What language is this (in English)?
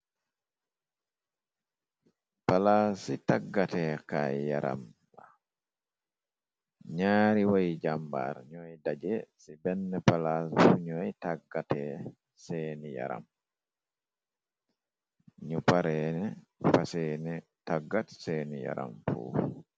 Wolof